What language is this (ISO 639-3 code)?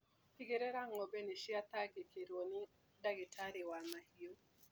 kik